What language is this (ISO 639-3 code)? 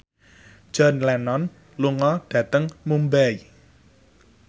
jav